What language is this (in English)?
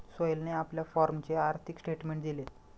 Marathi